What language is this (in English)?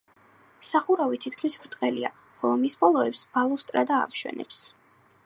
Georgian